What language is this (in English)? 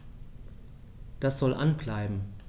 German